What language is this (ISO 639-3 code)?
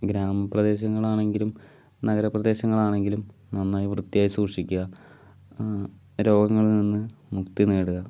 mal